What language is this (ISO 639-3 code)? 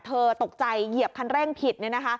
tha